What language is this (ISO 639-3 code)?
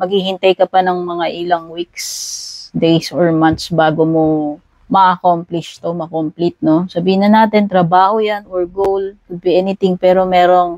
fil